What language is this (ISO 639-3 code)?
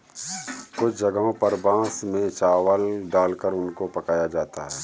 hin